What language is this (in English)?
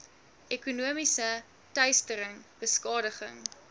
Afrikaans